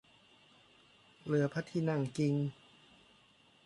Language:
Thai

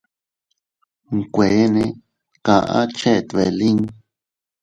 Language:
Teutila Cuicatec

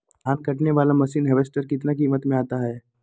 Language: Magahi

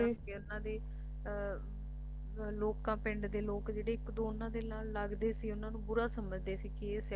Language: Punjabi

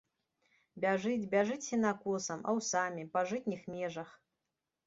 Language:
Belarusian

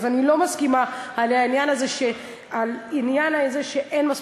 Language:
Hebrew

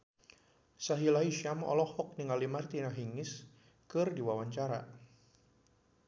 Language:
Sundanese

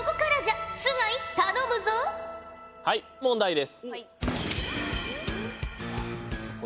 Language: Japanese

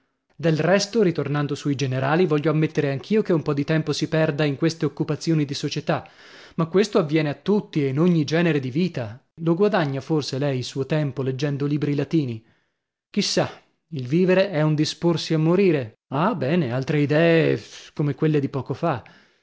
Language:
Italian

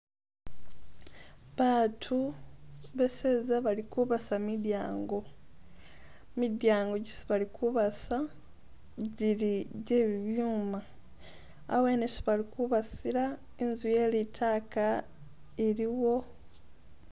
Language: Masaaba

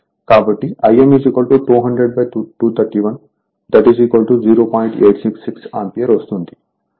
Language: Telugu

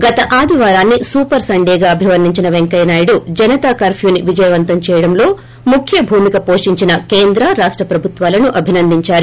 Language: Telugu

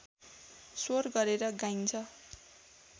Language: Nepali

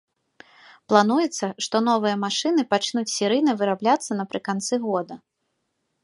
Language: Belarusian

